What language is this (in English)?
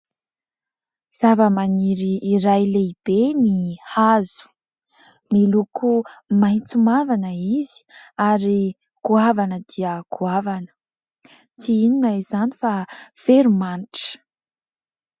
Malagasy